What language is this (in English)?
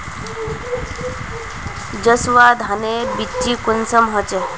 Magahi